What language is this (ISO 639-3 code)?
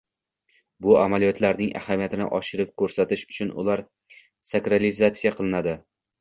uzb